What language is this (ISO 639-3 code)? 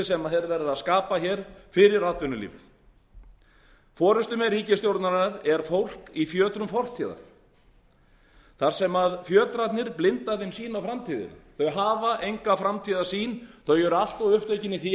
isl